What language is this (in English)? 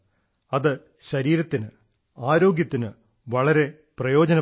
Malayalam